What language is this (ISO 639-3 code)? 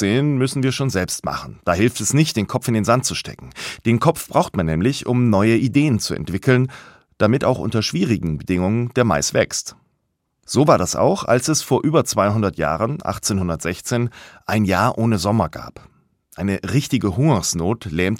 deu